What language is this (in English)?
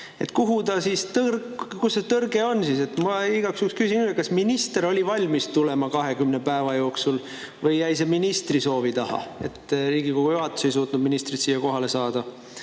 Estonian